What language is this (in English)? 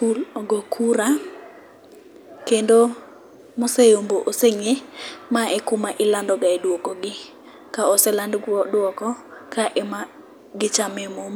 Luo (Kenya and Tanzania)